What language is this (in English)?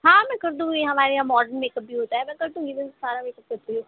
Urdu